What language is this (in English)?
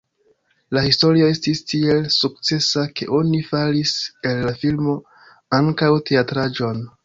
Esperanto